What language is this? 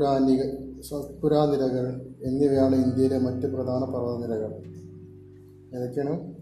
Malayalam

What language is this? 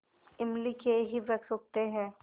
Hindi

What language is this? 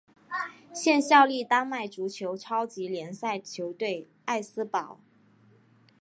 Chinese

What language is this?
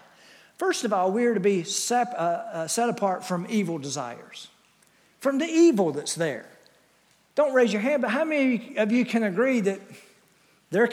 English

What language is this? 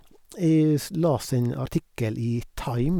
Norwegian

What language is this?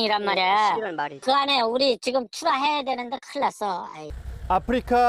Korean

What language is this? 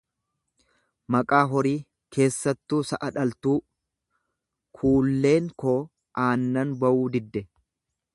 Oromo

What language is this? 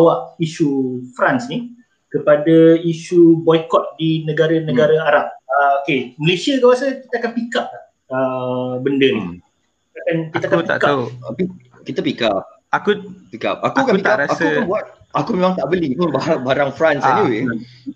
Malay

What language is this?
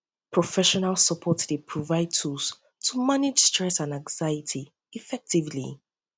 Nigerian Pidgin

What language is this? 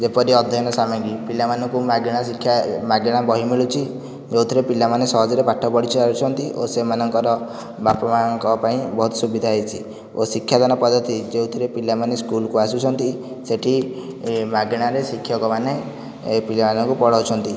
Odia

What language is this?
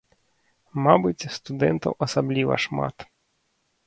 Belarusian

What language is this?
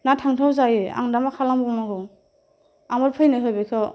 Bodo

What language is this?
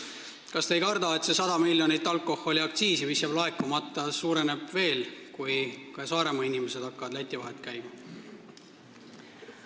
Estonian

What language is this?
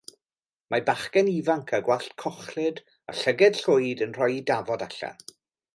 Welsh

